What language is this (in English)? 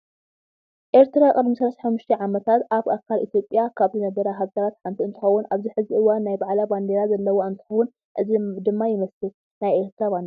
Tigrinya